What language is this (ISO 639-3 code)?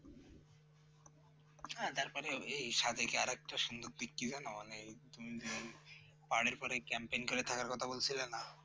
ben